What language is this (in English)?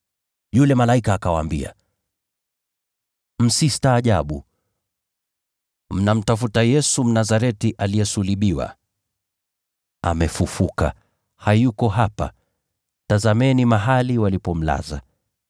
Swahili